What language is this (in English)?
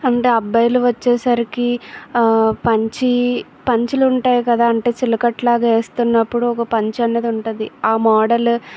Telugu